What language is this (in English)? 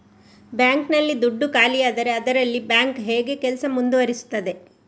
Kannada